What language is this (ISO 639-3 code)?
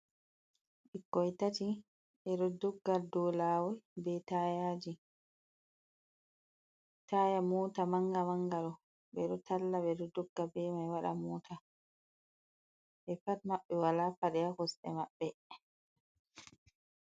ful